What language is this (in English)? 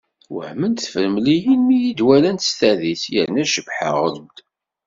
Kabyle